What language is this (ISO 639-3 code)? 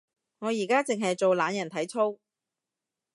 yue